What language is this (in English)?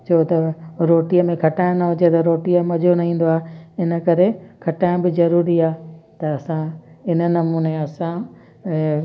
Sindhi